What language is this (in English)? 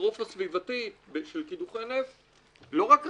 Hebrew